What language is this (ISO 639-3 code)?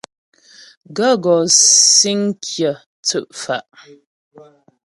bbj